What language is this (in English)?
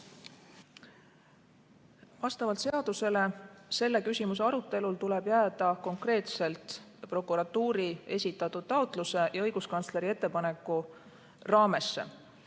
Estonian